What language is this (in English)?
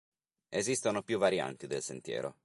Italian